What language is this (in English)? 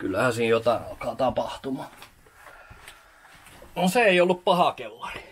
Finnish